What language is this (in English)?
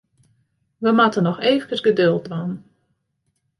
Western Frisian